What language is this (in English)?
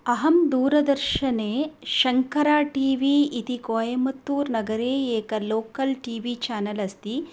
Sanskrit